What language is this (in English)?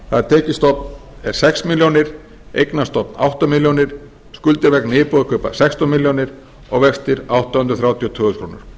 Icelandic